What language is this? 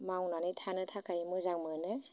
Bodo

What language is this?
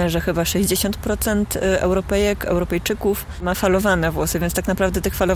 Polish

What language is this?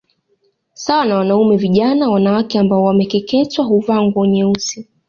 Swahili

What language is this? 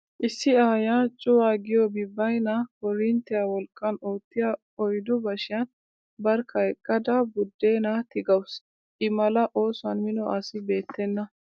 Wolaytta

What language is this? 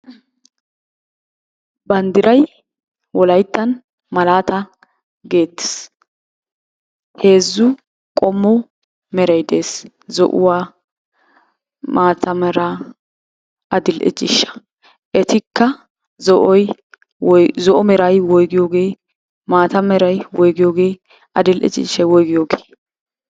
Wolaytta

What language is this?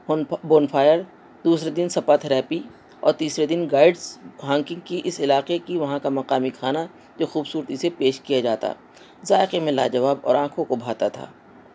Urdu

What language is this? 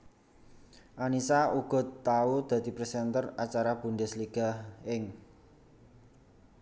Javanese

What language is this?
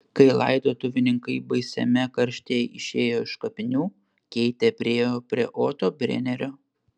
Lithuanian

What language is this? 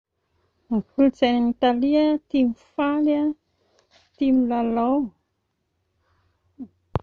Malagasy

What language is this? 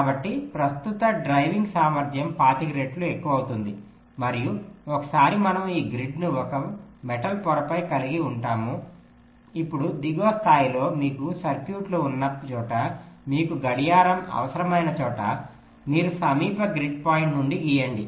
Telugu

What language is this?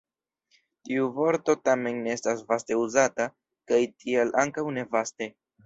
Esperanto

